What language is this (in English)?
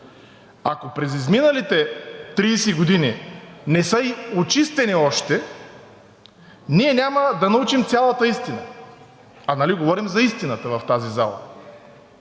Bulgarian